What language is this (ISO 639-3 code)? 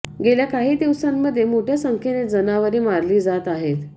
mar